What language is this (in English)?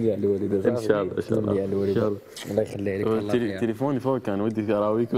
Arabic